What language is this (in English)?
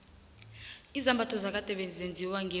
South Ndebele